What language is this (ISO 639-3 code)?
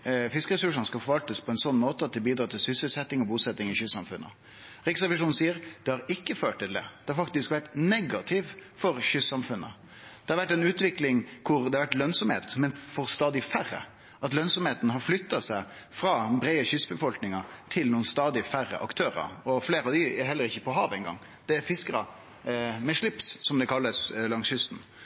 nno